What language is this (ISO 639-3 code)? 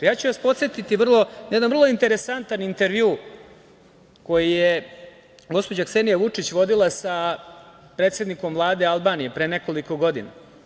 srp